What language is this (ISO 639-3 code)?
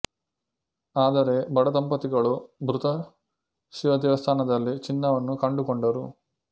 kan